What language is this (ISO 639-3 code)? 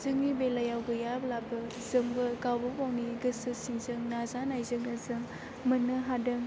brx